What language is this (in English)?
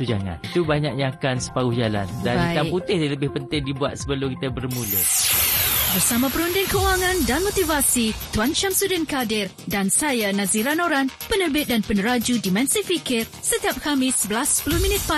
Malay